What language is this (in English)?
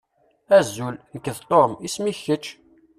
Kabyle